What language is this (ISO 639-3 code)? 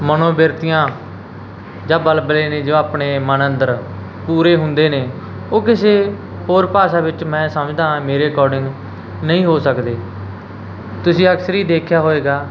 pan